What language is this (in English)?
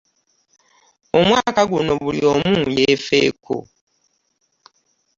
Ganda